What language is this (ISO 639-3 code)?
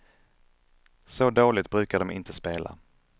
swe